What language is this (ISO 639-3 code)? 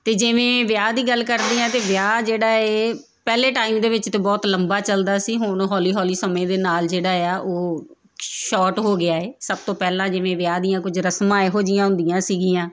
pan